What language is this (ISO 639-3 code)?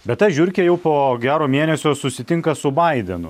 lit